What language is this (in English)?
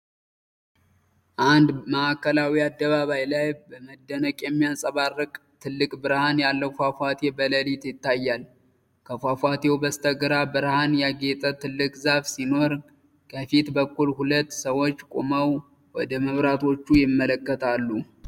Amharic